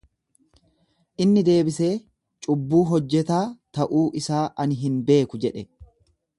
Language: Oromo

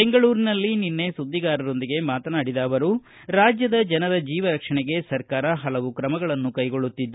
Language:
Kannada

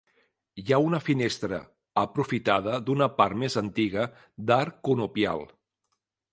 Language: Catalan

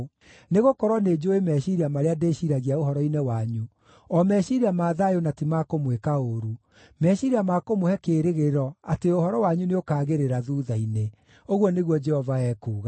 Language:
Kikuyu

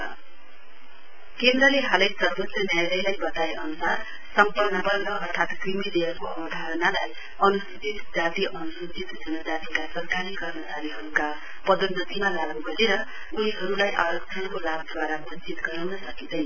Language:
Nepali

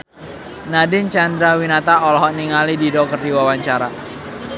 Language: Sundanese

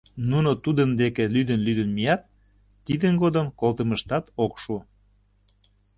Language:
Mari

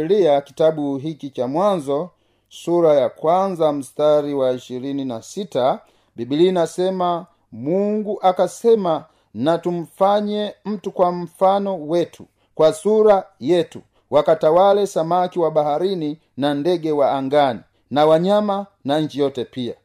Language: Swahili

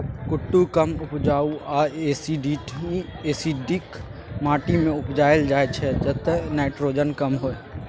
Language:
Maithili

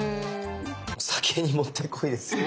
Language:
Japanese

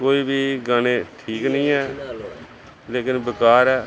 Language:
Punjabi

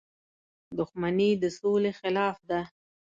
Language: Pashto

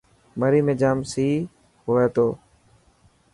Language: Dhatki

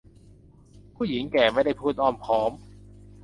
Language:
Thai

